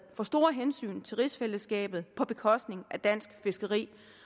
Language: Danish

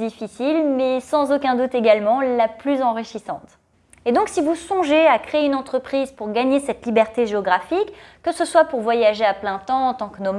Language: French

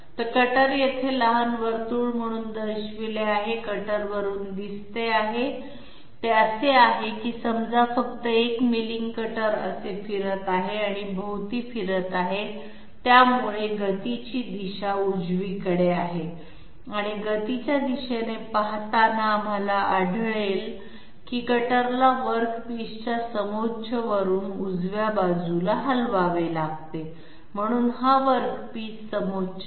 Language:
Marathi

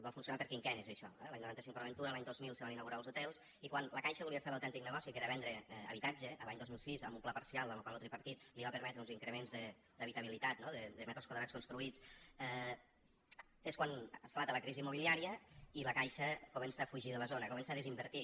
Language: Catalan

